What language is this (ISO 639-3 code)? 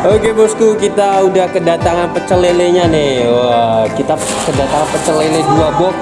ind